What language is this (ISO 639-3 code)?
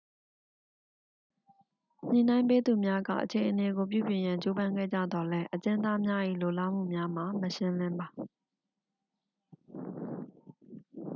mya